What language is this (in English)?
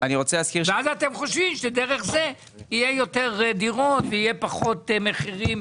Hebrew